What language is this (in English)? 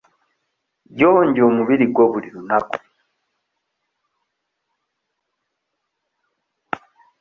Ganda